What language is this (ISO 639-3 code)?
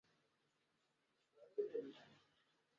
zho